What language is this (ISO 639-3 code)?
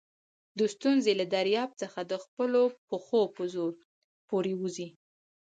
pus